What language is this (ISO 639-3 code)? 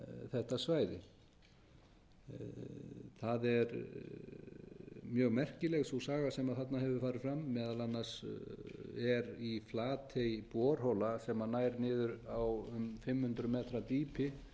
isl